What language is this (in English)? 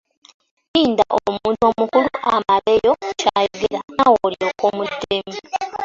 Ganda